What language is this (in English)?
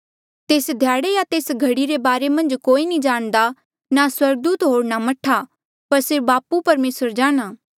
Mandeali